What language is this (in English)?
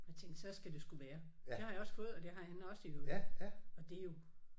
Danish